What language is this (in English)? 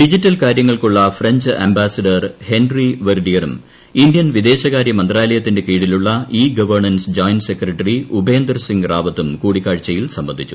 Malayalam